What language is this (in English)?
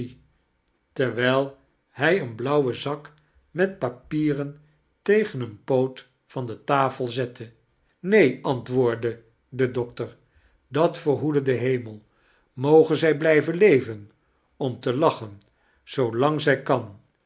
Dutch